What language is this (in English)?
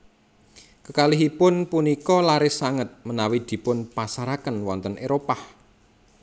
Javanese